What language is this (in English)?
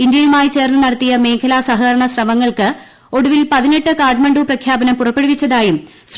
Malayalam